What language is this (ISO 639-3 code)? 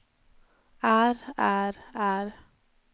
nor